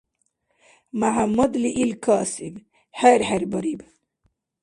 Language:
Dargwa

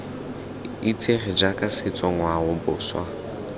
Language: Tswana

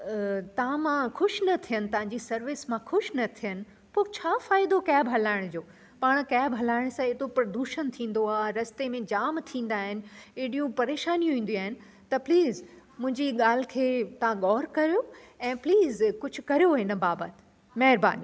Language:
Sindhi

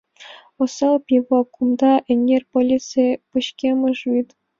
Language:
Mari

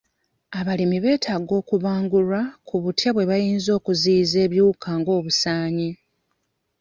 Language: Ganda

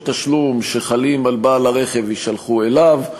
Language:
Hebrew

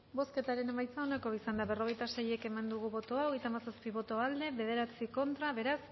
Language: Basque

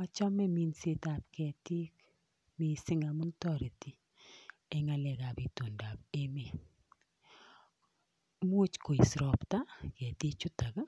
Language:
Kalenjin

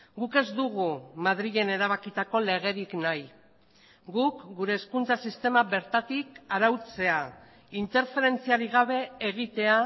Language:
Basque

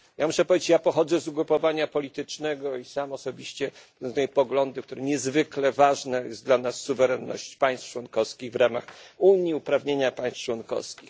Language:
Polish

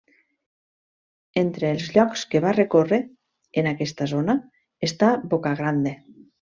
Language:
Catalan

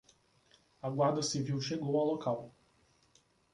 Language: Portuguese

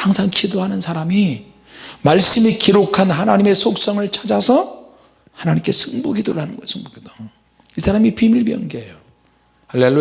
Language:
Korean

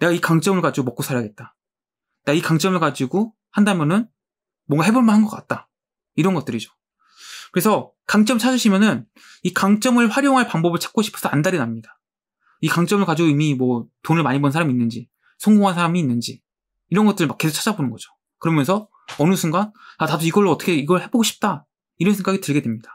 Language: Korean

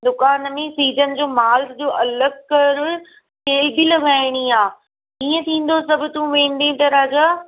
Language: Sindhi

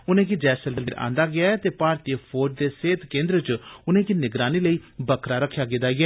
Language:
Dogri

